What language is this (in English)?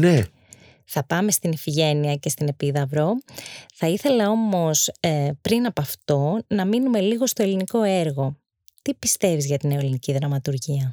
Greek